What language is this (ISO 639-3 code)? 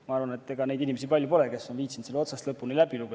est